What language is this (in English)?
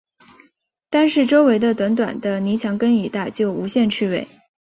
Chinese